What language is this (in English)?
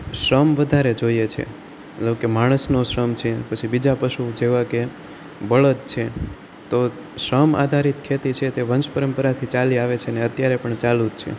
Gujarati